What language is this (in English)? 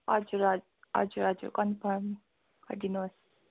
Nepali